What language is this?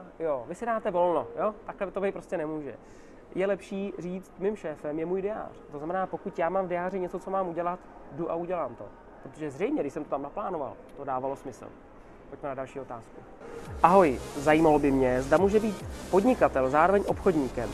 Czech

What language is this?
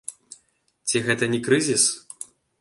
Belarusian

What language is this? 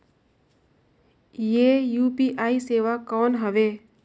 Chhattisgarhi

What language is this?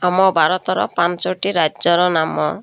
Odia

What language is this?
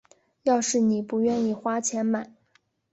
Chinese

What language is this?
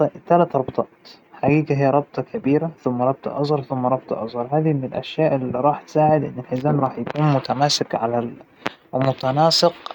Hijazi Arabic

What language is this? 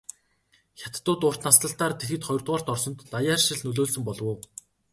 Mongolian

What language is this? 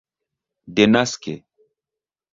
Esperanto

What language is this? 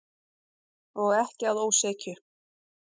Icelandic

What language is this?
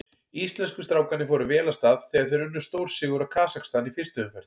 Icelandic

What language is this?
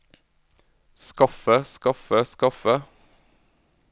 Norwegian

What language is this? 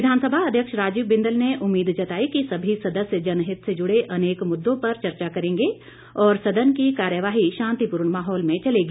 Hindi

